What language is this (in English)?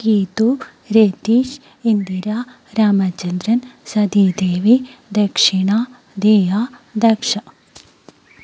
Malayalam